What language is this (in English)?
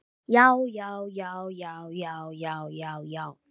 Icelandic